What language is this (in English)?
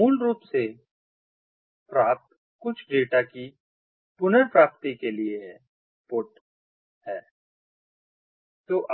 Hindi